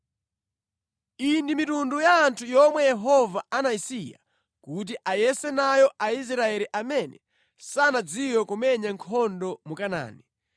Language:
Nyanja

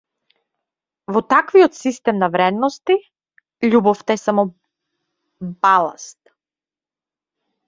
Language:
Macedonian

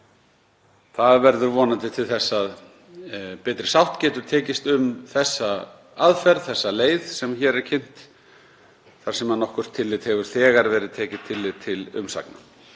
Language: Icelandic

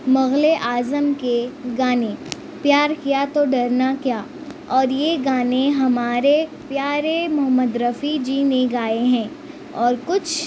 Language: Urdu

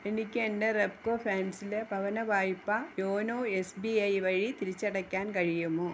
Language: Malayalam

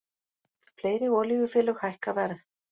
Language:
Icelandic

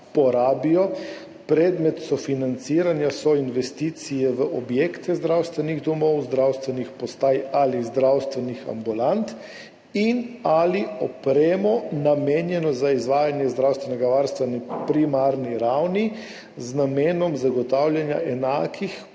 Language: Slovenian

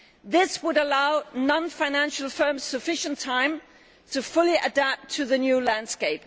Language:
English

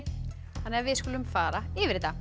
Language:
Icelandic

